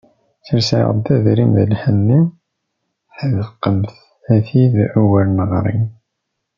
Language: Kabyle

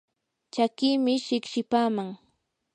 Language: Yanahuanca Pasco Quechua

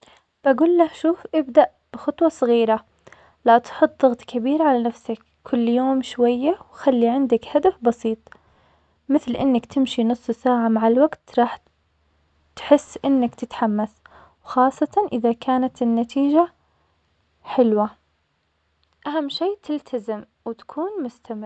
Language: Omani Arabic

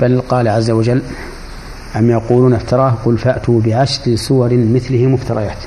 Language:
Arabic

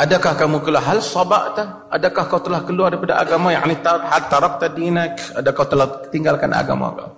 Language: Malay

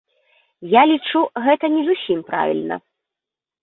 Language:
Belarusian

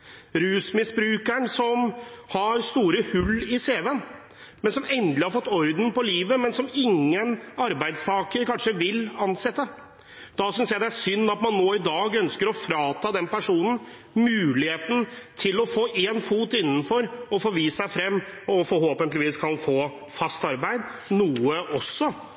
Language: Norwegian Bokmål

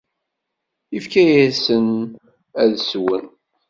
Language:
Kabyle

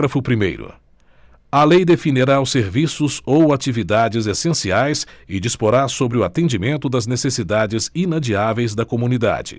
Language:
Portuguese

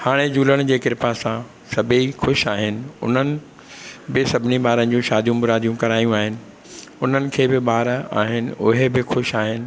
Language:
Sindhi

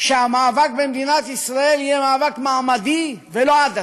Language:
Hebrew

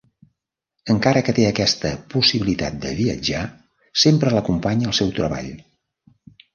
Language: Catalan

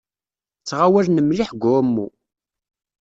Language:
Kabyle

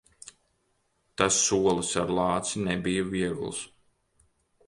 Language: Latvian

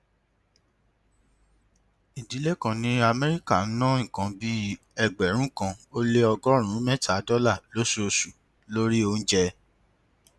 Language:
Yoruba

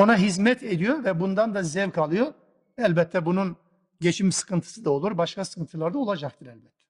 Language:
Turkish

